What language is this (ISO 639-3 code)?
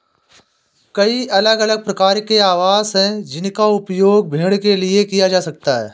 hin